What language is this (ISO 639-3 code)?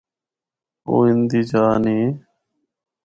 hno